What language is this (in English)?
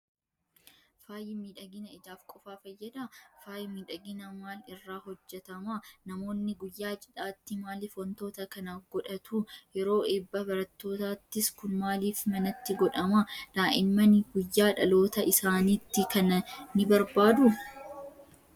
Oromo